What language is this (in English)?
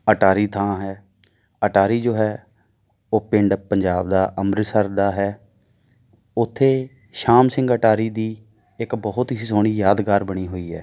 Punjabi